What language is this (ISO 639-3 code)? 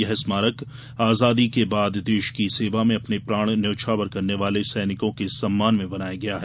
hin